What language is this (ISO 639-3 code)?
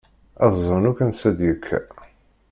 kab